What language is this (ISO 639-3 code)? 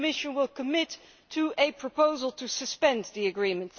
eng